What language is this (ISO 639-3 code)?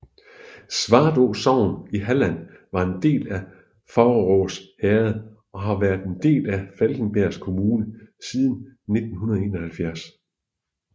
dan